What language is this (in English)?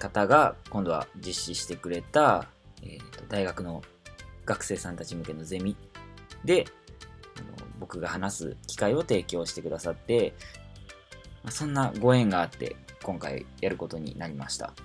Japanese